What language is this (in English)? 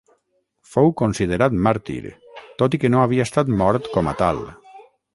Catalan